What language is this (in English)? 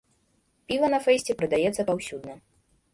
Belarusian